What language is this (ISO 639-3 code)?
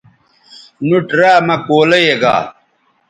btv